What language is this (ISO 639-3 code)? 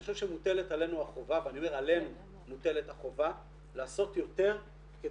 heb